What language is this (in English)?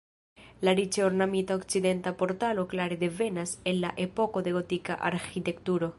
Esperanto